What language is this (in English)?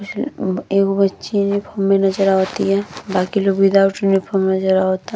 Bhojpuri